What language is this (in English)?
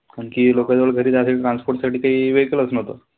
Marathi